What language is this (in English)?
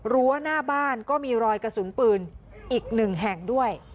Thai